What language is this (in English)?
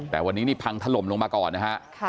Thai